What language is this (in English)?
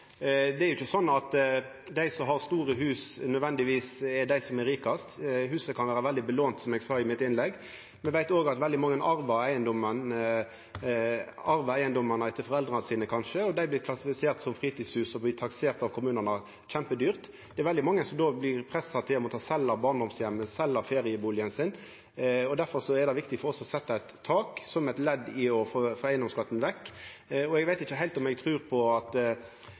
Norwegian Nynorsk